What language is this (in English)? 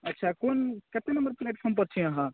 Maithili